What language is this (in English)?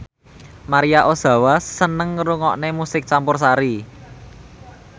Javanese